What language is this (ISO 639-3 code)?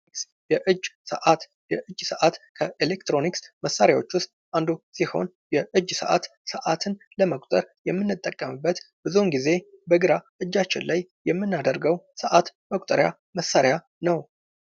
amh